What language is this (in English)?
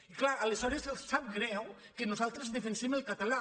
Catalan